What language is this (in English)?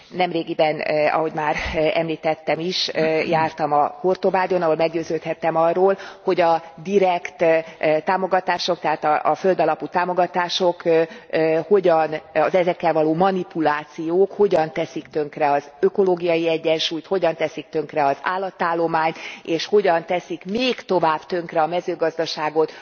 Hungarian